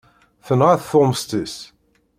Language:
Kabyle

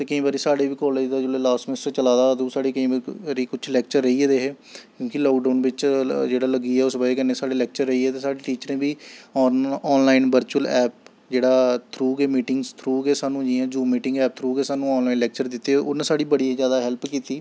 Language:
Dogri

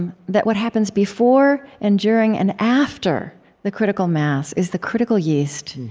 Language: English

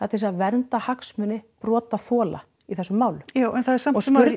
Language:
Icelandic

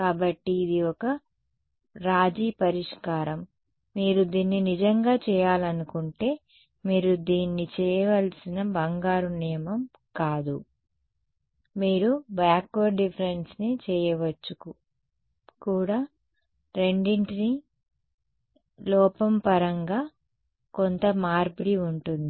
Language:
Telugu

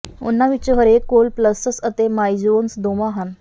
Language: Punjabi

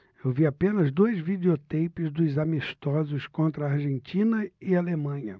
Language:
Portuguese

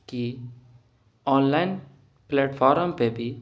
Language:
Urdu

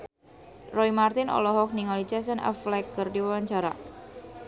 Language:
Sundanese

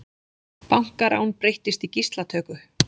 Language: Icelandic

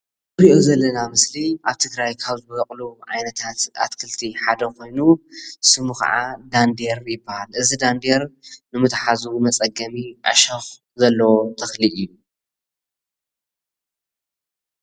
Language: Tigrinya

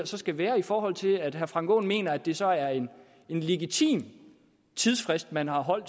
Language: Danish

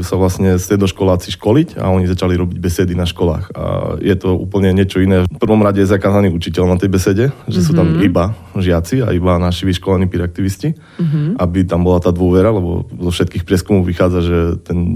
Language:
Slovak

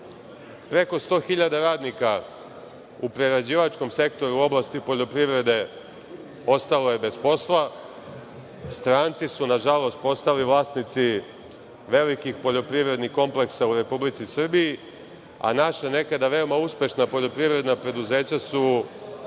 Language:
Serbian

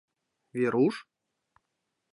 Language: Mari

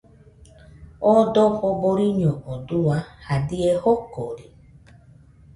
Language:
Nüpode Huitoto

